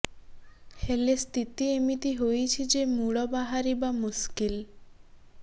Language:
Odia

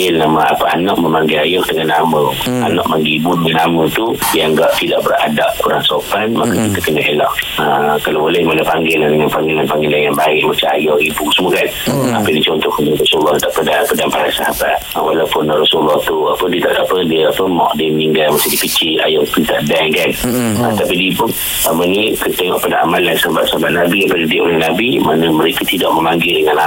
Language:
Malay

